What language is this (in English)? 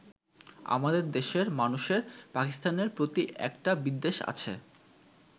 Bangla